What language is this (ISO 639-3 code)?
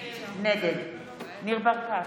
heb